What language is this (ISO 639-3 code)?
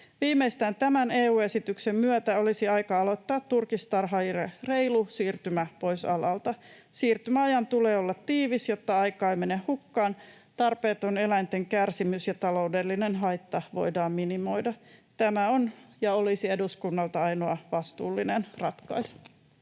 fin